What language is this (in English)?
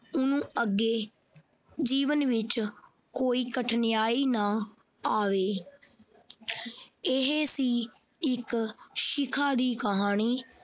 Punjabi